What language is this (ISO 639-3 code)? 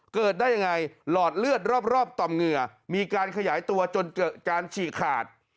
tha